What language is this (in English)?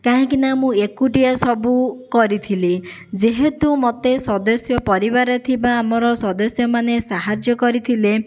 Odia